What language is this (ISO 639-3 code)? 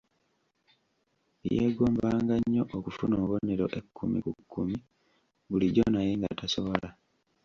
lug